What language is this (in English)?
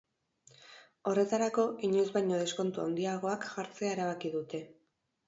Basque